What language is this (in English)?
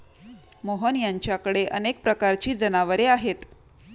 Marathi